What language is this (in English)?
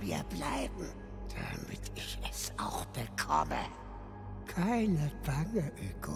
German